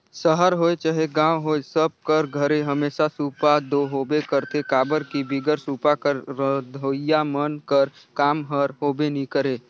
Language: Chhattisgarhi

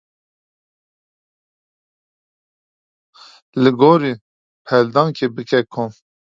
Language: Kurdish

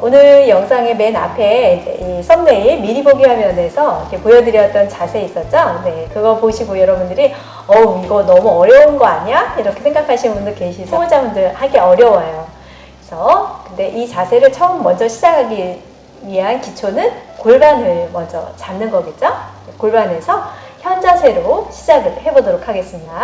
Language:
Korean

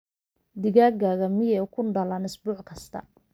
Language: Somali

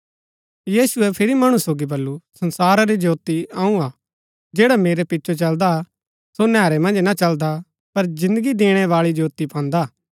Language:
Gaddi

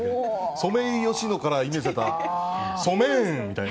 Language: Japanese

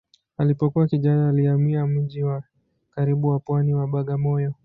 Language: Swahili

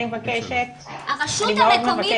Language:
Hebrew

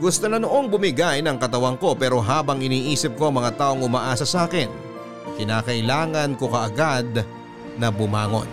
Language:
Filipino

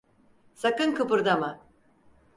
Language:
Turkish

